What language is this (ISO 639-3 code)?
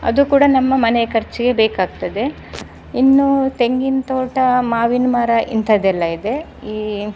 kan